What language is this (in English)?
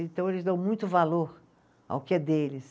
Portuguese